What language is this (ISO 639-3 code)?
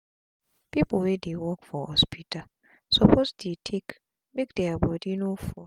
pcm